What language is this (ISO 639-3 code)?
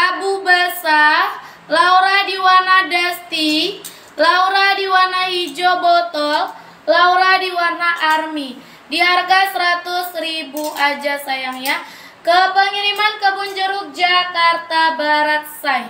ind